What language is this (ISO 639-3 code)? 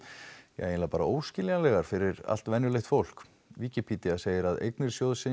isl